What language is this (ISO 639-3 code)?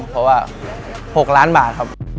tha